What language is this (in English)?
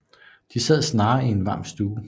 Danish